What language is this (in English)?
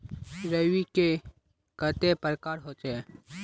Magahi